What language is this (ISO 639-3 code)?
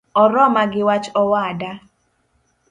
luo